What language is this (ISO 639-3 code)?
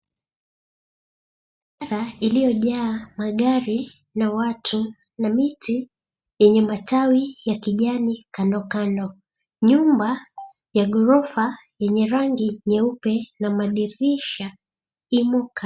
swa